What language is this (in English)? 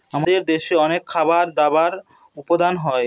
Bangla